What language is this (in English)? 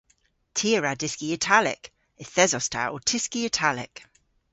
Cornish